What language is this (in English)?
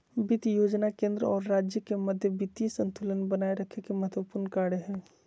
Magahi